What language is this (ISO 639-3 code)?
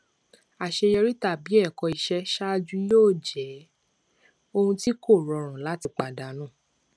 yor